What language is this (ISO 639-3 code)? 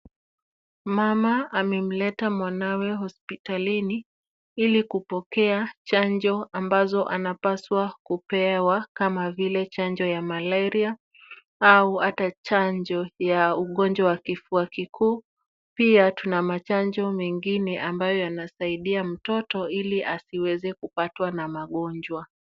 swa